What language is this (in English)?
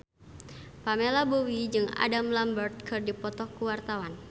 Sundanese